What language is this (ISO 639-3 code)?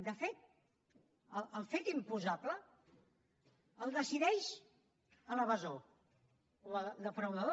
cat